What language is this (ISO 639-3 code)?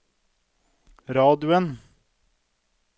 nor